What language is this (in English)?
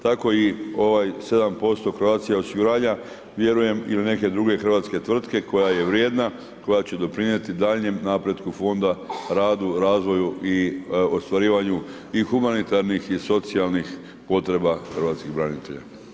Croatian